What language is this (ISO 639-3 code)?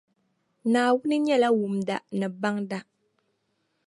dag